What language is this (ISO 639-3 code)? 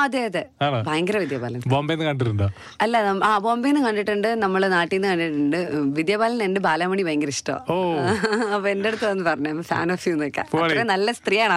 mal